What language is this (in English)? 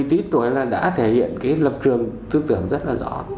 Vietnamese